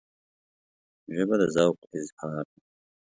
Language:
Pashto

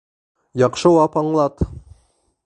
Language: Bashkir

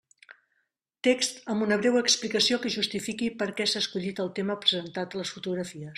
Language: Catalan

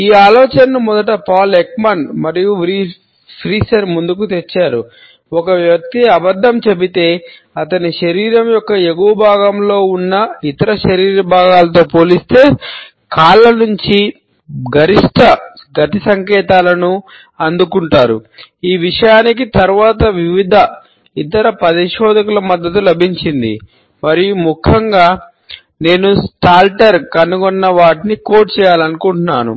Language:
Telugu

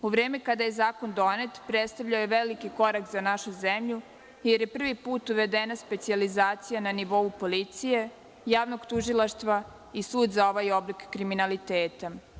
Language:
Serbian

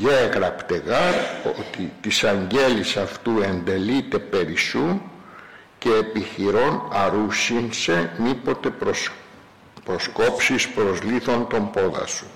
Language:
Greek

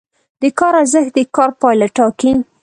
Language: Pashto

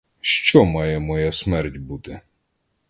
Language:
Ukrainian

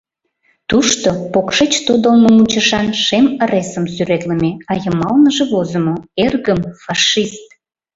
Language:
Mari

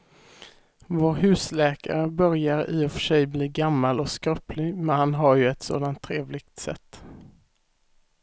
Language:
Swedish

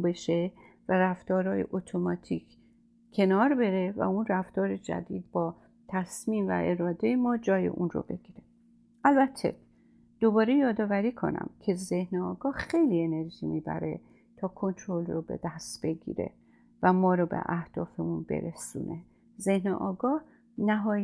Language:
Persian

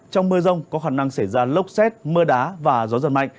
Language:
Vietnamese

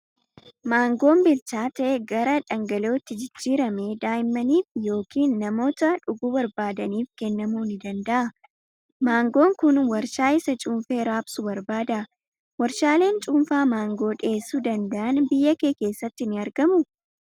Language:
Oromo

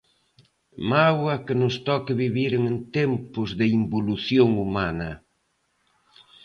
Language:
Galician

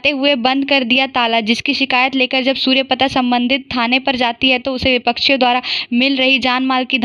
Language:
Hindi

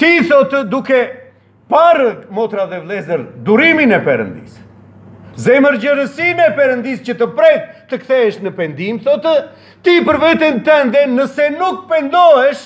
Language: Romanian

